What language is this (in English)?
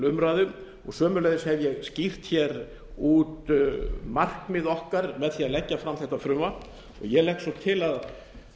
Icelandic